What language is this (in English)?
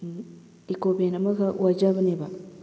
Manipuri